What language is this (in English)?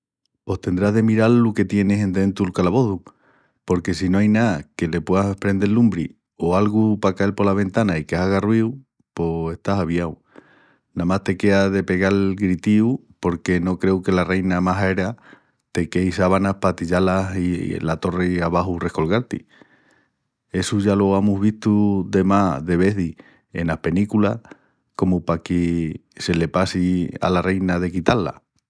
Extremaduran